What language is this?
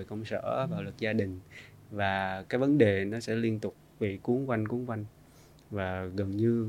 Vietnamese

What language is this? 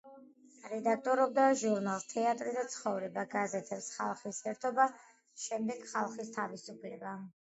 Georgian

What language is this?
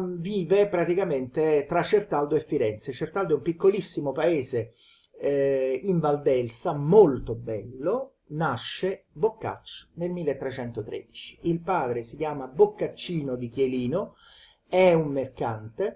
Italian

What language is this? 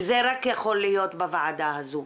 Hebrew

